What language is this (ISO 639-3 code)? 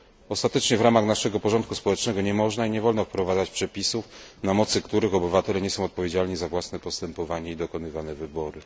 pol